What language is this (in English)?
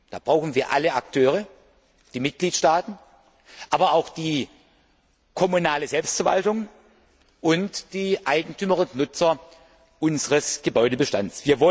German